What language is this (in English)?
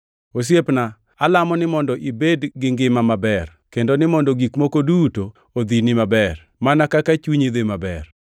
Luo (Kenya and Tanzania)